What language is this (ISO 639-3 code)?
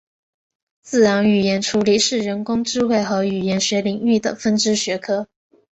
zho